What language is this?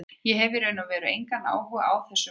Icelandic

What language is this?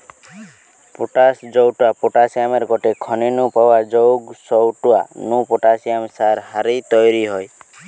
Bangla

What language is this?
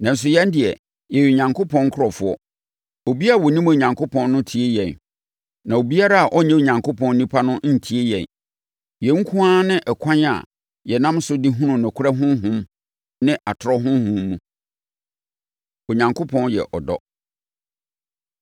Akan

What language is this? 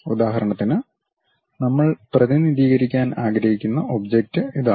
Malayalam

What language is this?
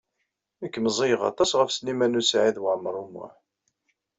Kabyle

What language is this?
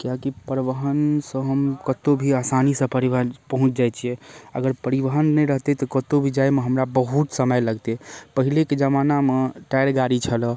Maithili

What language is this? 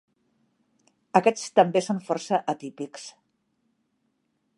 Catalan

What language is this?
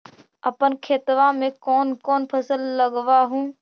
Magahi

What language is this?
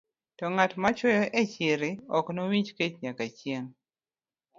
Luo (Kenya and Tanzania)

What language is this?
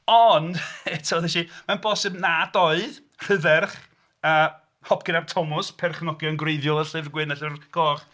Welsh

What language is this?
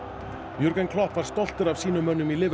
Icelandic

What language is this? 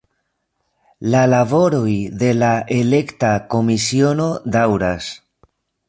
Esperanto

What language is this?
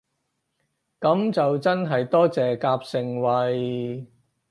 Cantonese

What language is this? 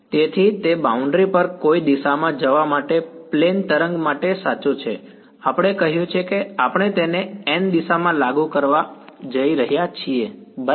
Gujarati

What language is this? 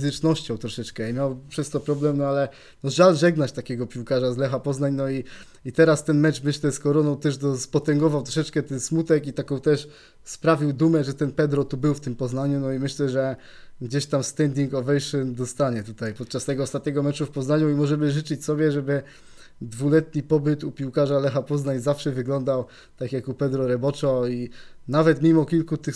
Polish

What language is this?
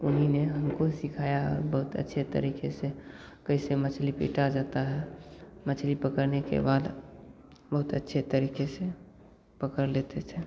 Hindi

